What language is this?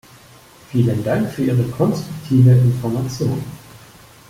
German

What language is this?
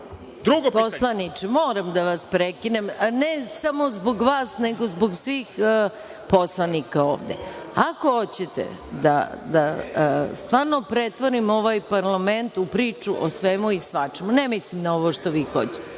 Serbian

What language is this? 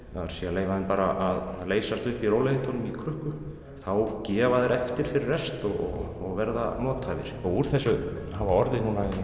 Icelandic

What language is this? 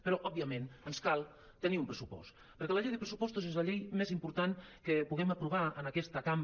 Catalan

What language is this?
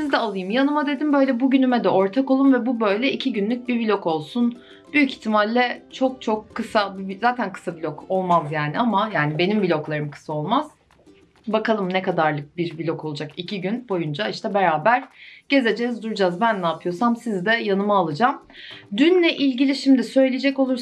Turkish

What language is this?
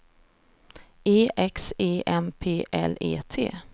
Swedish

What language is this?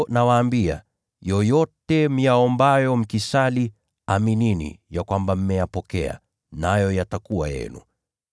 Swahili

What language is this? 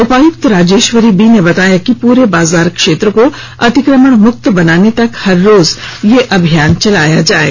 Hindi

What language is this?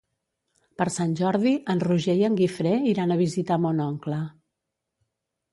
Catalan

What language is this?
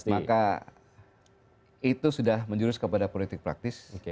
Indonesian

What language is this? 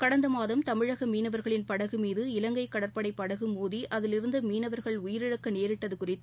Tamil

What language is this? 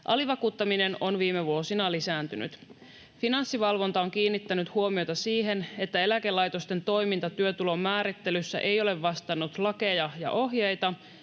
Finnish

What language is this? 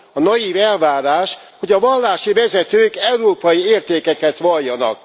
Hungarian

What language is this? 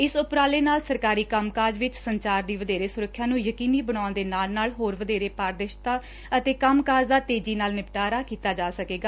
Punjabi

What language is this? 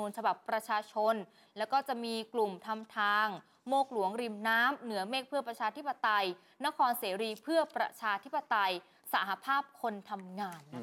Thai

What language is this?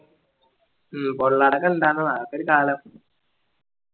Malayalam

